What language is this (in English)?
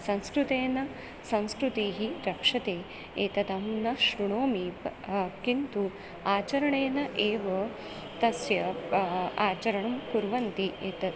Sanskrit